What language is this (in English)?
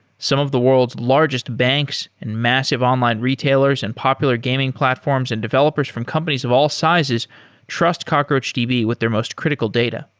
English